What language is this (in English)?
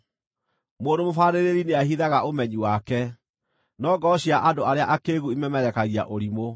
Kikuyu